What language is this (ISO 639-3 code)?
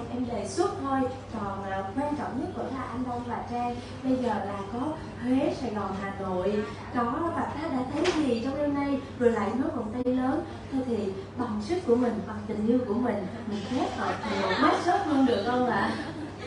vie